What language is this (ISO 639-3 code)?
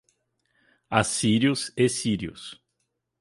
por